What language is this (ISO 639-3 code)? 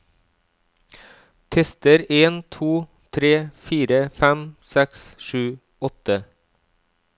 nor